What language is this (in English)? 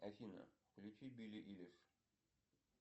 Russian